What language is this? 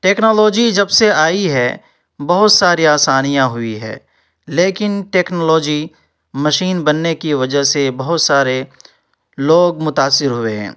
Urdu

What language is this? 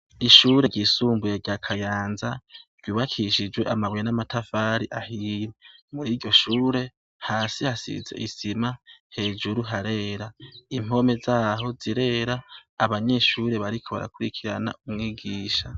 Rundi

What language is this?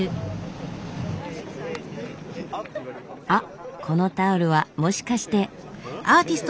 Japanese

